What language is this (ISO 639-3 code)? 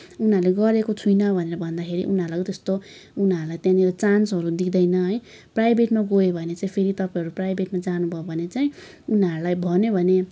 nep